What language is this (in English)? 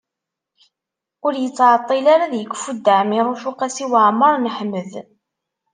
Kabyle